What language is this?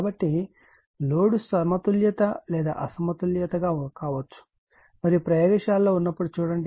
Telugu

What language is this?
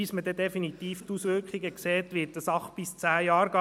Swiss German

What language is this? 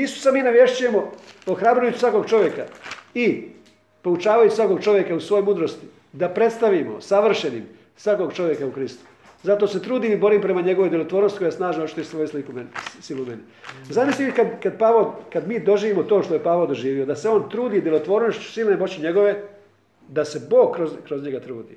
Croatian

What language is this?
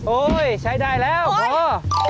Thai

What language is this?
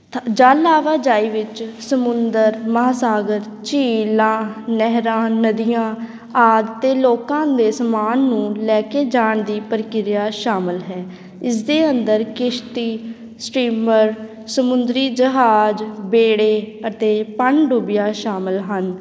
Punjabi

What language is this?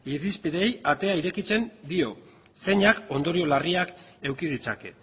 Basque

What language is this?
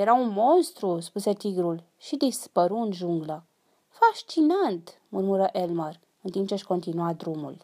Romanian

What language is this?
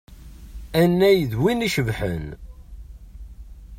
Kabyle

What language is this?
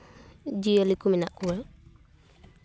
Santali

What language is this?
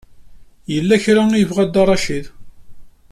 Kabyle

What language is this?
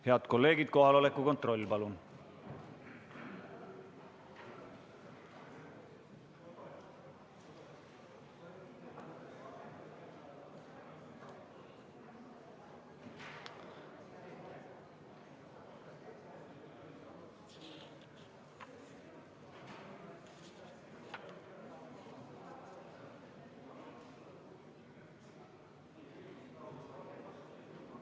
Estonian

